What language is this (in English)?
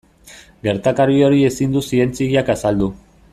Basque